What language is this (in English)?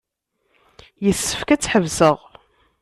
Kabyle